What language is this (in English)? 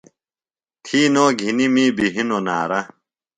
Phalura